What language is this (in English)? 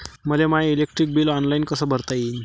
Marathi